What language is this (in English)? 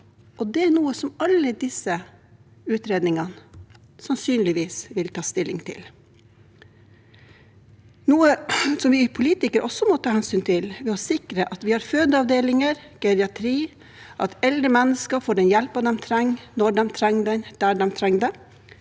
Norwegian